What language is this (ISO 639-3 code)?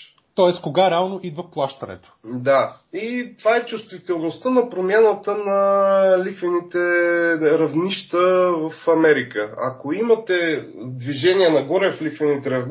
bul